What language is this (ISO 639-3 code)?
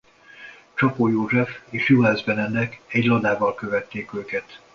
hun